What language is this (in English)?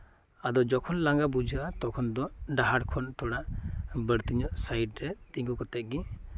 Santali